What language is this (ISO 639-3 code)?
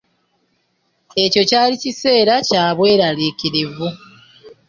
lug